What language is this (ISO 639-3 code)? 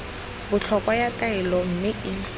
tsn